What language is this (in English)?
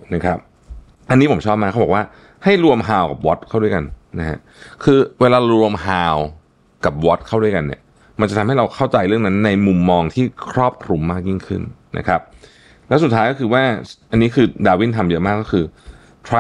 Thai